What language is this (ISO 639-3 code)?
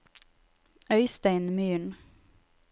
nor